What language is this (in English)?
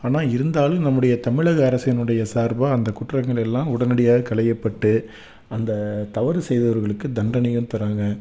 Tamil